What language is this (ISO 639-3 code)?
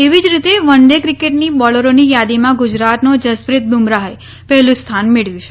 guj